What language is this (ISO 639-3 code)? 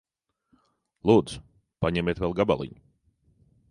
lav